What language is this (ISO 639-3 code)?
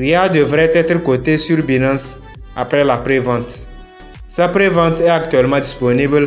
fra